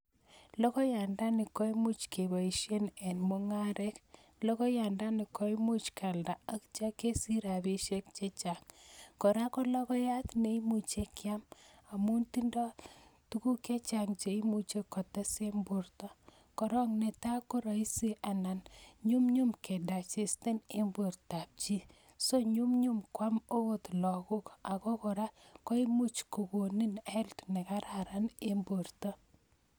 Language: Kalenjin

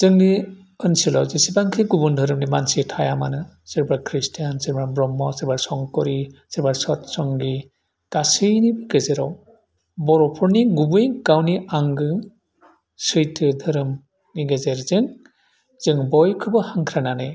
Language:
Bodo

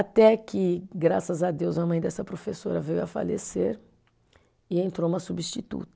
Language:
Portuguese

